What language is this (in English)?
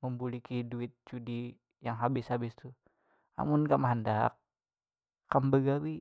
Banjar